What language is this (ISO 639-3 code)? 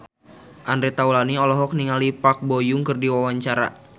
sun